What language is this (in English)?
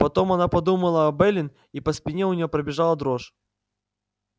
Russian